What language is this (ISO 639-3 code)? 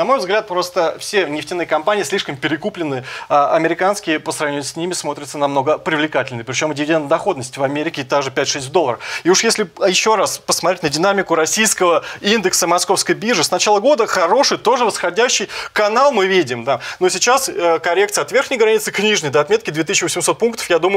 rus